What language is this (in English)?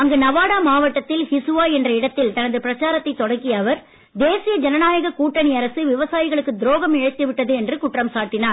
Tamil